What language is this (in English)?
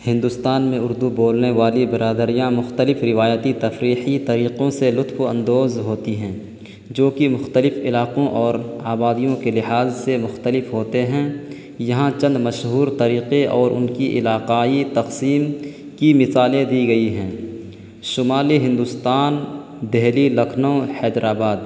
Urdu